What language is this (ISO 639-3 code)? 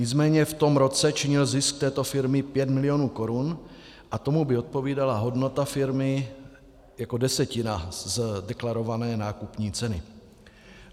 ces